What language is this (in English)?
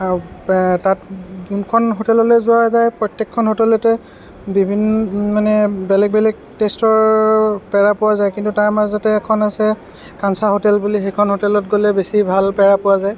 Assamese